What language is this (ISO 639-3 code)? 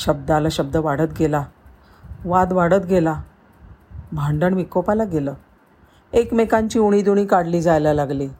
mar